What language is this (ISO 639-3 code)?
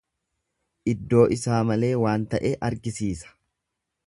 orm